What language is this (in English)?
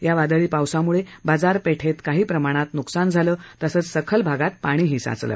Marathi